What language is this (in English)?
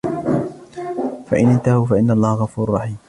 Arabic